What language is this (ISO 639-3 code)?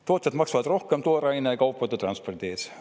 est